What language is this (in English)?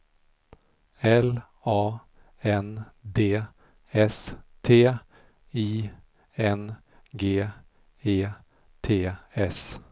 Swedish